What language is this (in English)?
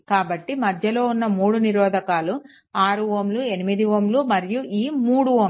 Telugu